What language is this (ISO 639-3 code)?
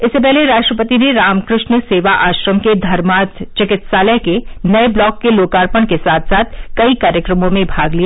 hin